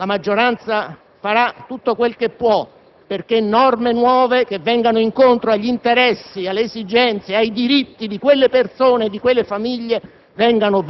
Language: Italian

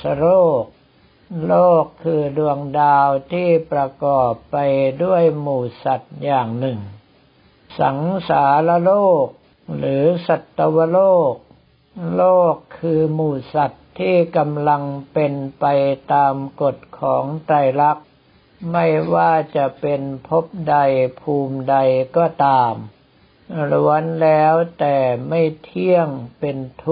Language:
Thai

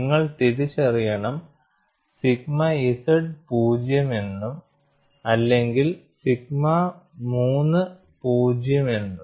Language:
Malayalam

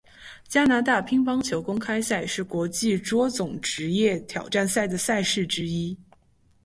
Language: Chinese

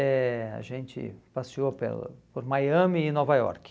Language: Portuguese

